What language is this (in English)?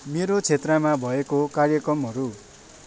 Nepali